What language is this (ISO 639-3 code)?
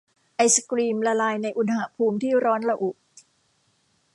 tha